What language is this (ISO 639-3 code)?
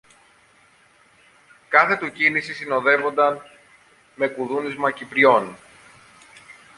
ell